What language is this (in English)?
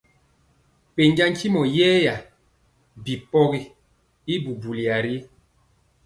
Mpiemo